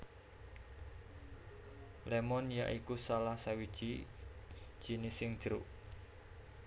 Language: Javanese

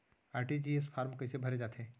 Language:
Chhattisgarhi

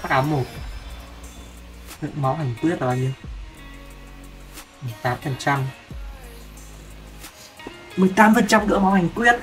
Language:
Vietnamese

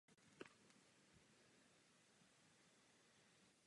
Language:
Czech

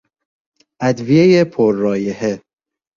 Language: Persian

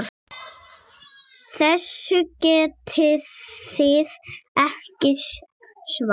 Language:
Icelandic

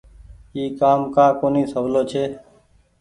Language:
Goaria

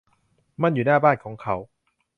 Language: Thai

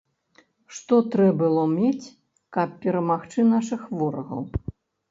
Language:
Belarusian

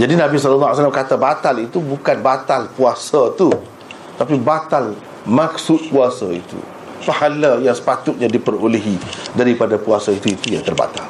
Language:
Malay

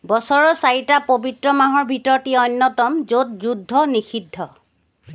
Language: Assamese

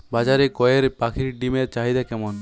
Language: Bangla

